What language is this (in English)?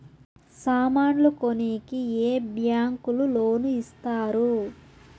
Telugu